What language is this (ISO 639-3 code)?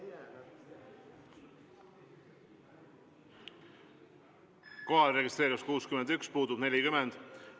est